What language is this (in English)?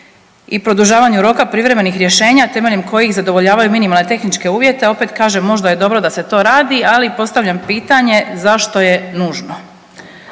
Croatian